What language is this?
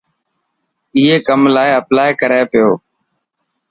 Dhatki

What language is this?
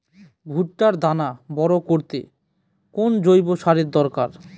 Bangla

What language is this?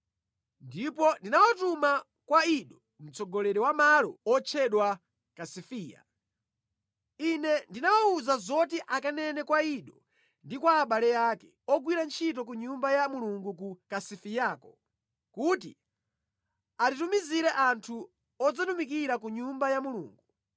Nyanja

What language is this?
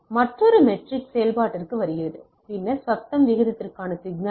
Tamil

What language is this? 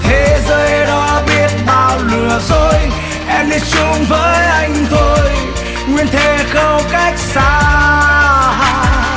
Vietnamese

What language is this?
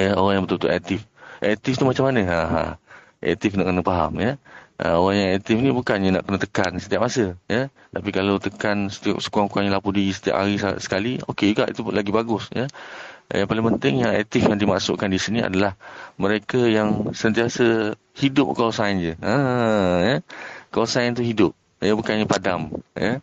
Malay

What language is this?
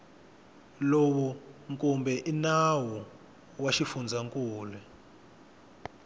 Tsonga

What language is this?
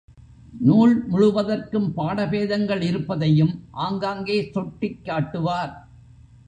Tamil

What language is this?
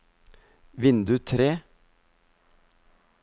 Norwegian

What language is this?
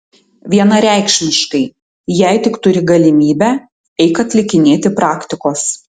Lithuanian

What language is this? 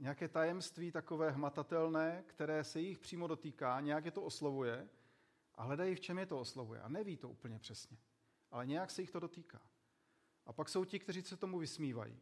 Czech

